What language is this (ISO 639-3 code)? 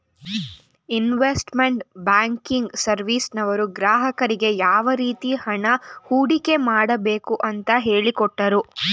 kan